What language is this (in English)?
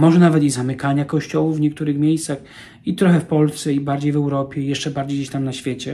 Polish